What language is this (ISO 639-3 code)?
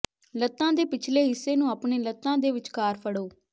pan